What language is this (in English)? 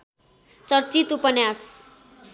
Nepali